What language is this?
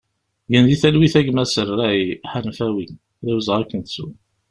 Kabyle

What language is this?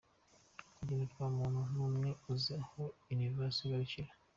Kinyarwanda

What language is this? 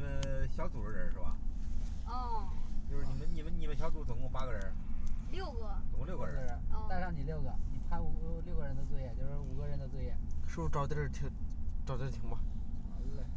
Chinese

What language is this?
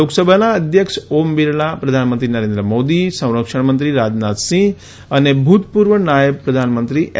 Gujarati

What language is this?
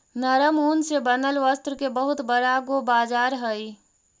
Magahi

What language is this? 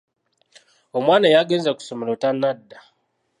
Ganda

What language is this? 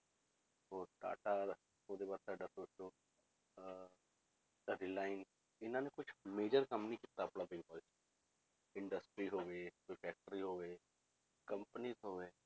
Punjabi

